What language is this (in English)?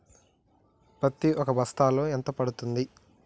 Telugu